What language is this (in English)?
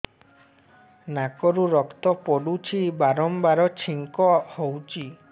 Odia